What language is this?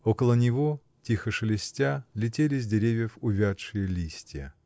Russian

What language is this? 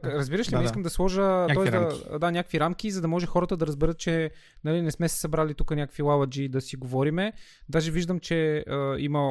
Bulgarian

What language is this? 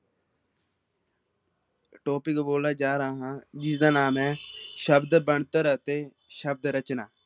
Punjabi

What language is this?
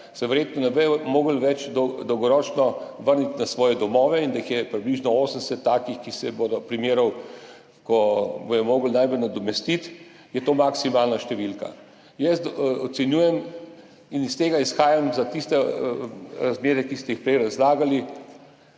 Slovenian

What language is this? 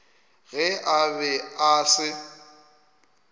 Northern Sotho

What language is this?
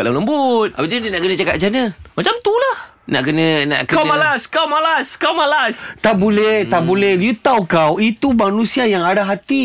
Malay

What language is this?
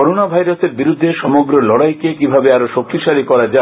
Bangla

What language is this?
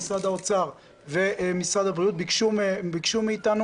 Hebrew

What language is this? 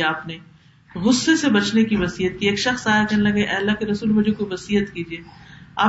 Urdu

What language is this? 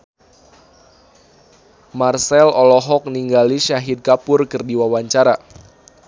Sundanese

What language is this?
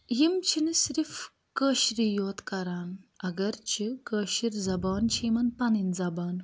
Kashmiri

